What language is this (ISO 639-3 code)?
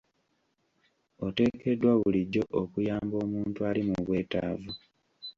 lug